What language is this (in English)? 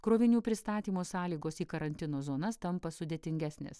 Lithuanian